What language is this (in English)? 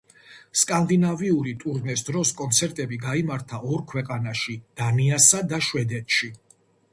Georgian